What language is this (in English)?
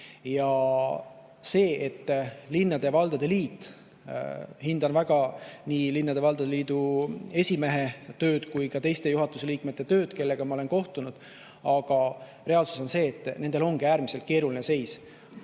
Estonian